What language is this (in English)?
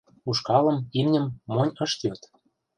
Mari